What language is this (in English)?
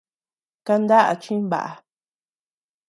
Tepeuxila Cuicatec